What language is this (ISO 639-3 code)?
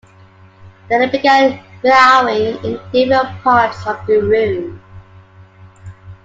eng